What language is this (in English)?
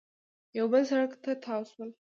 Pashto